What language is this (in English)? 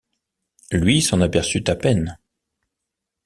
French